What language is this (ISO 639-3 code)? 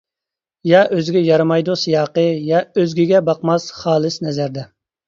uig